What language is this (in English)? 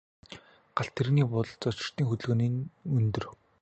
Mongolian